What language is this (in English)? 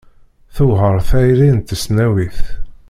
Kabyle